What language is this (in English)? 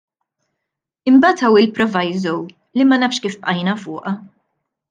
Maltese